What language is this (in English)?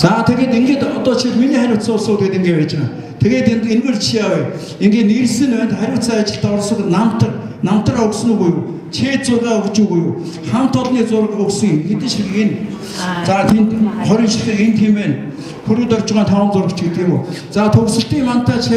Korean